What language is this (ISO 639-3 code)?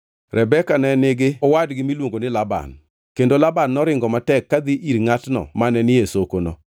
luo